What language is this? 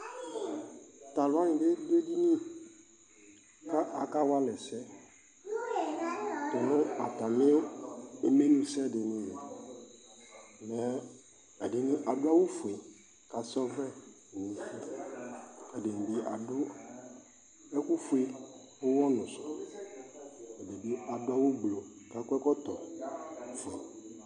Ikposo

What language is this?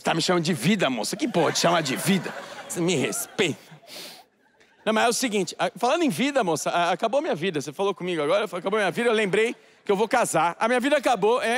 Portuguese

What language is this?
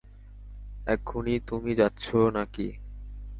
Bangla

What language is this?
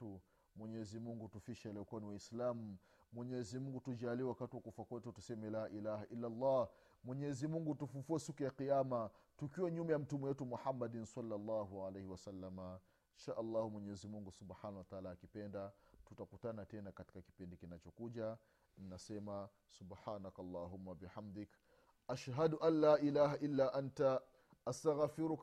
Swahili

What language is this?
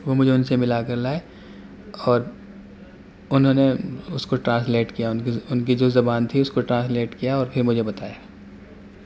Urdu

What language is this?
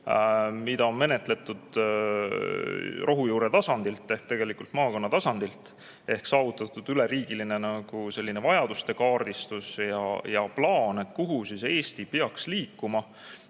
Estonian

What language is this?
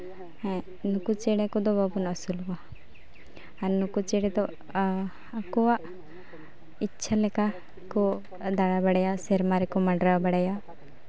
Santali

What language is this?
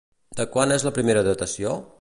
Catalan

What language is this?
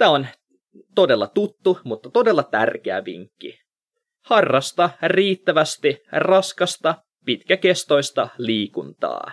Finnish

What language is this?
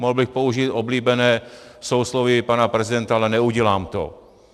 Czech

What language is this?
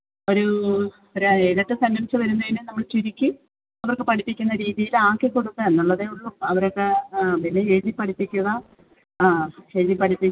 Malayalam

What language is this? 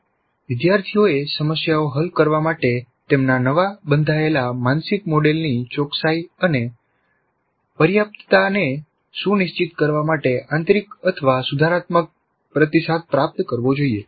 Gujarati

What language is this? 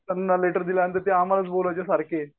Marathi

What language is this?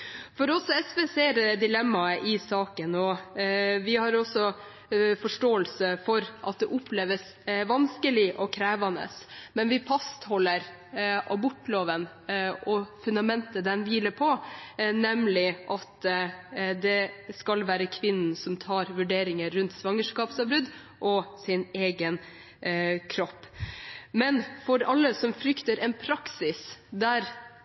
Norwegian Bokmål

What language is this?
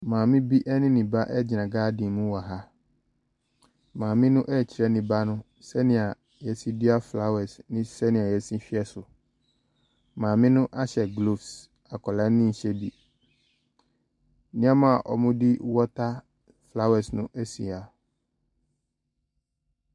Akan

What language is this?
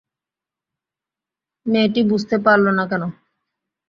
Bangla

